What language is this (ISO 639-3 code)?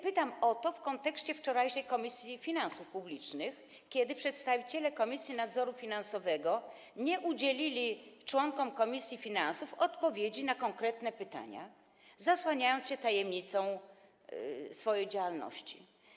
pol